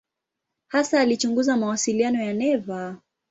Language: Swahili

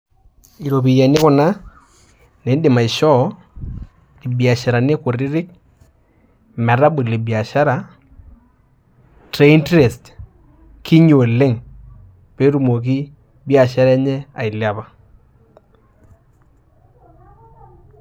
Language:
Masai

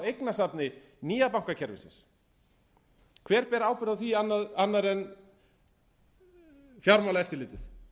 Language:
Icelandic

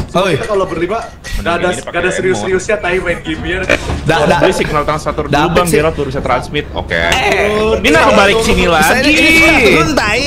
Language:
Indonesian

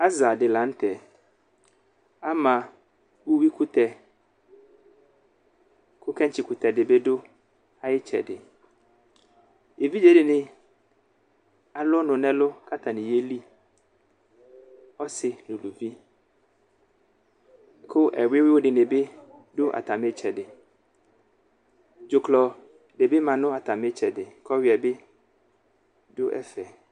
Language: Ikposo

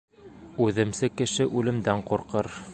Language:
Bashkir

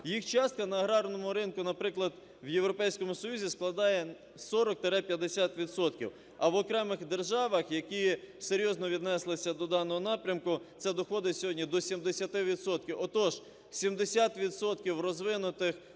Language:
Ukrainian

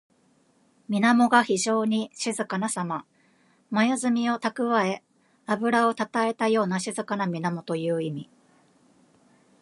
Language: Japanese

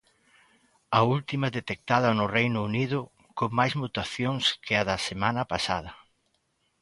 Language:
Galician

